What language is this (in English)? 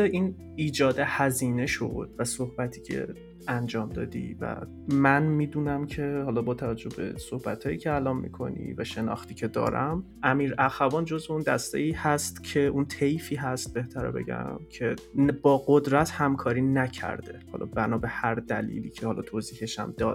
Persian